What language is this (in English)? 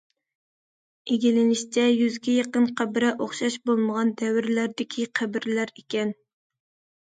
Uyghur